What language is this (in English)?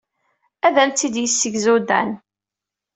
Kabyle